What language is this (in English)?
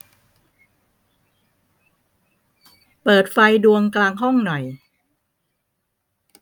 Thai